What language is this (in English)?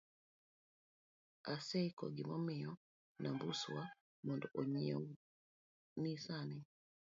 Luo (Kenya and Tanzania)